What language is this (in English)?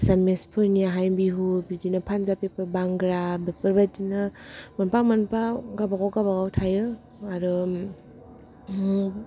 Bodo